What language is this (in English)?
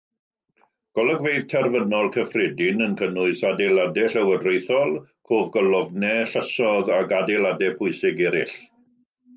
Welsh